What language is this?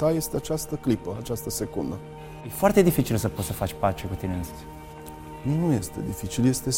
Romanian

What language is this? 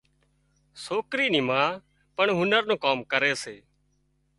Wadiyara Koli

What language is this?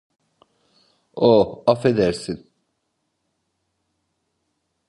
Turkish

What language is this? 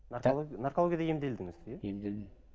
Kazakh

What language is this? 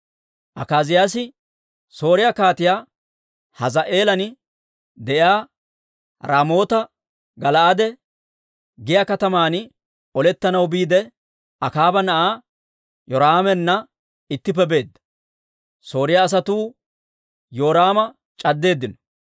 Dawro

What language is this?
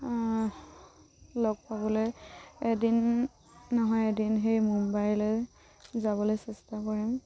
Assamese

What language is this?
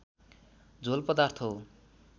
Nepali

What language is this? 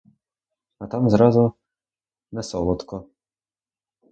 Ukrainian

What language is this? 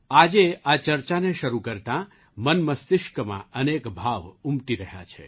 Gujarati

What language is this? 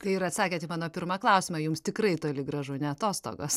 Lithuanian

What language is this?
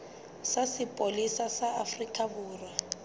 Southern Sotho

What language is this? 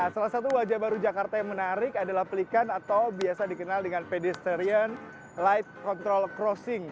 Indonesian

